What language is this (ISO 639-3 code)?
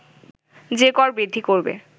ben